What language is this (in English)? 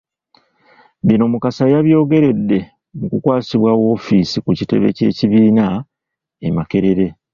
Ganda